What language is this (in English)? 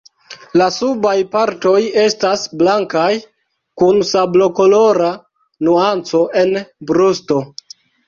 Esperanto